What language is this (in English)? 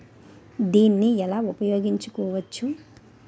Telugu